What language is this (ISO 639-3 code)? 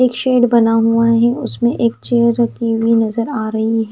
hin